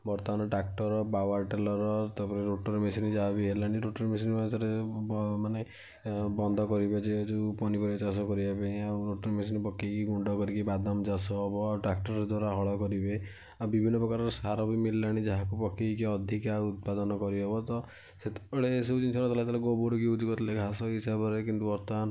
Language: Odia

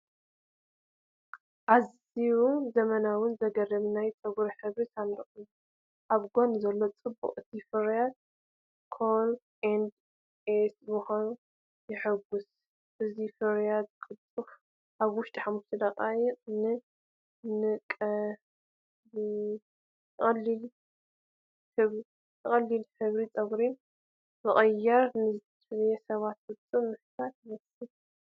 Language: Tigrinya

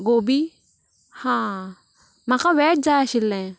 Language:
Konkani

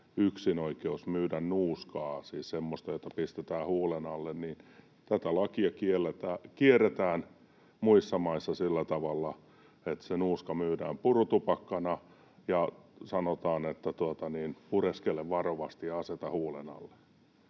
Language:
Finnish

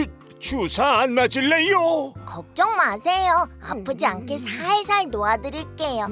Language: Korean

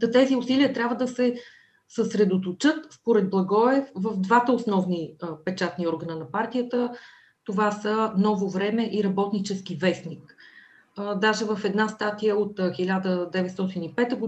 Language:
Bulgarian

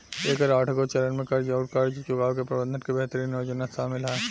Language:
Bhojpuri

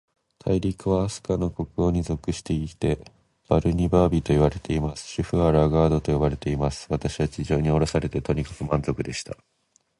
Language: Japanese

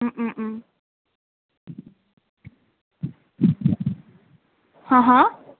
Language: Assamese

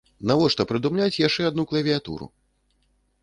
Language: Belarusian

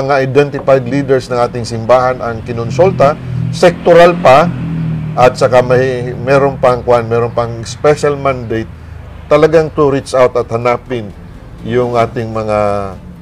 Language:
Filipino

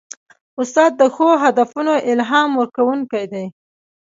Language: Pashto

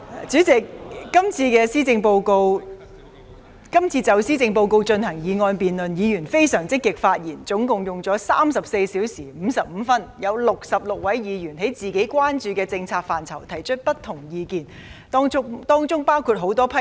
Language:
Cantonese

